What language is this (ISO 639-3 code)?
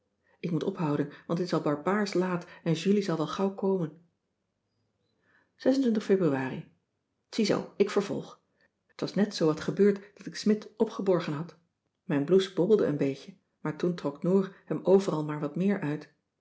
nld